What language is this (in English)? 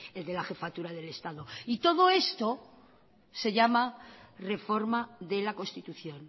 Spanish